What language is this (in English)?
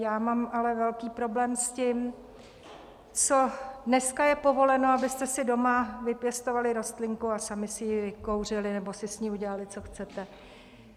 Czech